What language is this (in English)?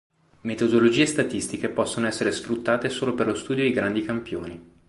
Italian